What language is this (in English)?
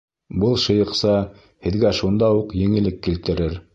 Bashkir